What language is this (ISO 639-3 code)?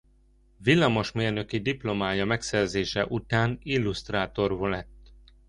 hun